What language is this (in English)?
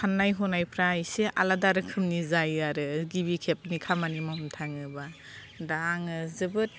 Bodo